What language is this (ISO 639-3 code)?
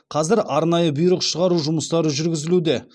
kaz